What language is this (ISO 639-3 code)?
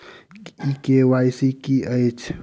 mai